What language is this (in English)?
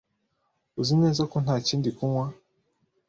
Kinyarwanda